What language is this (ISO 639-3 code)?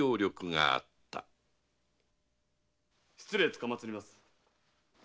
jpn